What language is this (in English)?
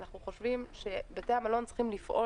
Hebrew